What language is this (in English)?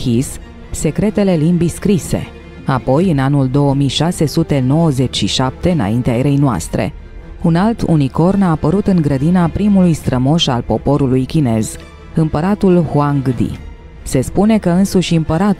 Romanian